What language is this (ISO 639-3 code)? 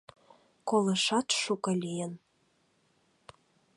chm